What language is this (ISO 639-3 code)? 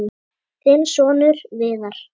isl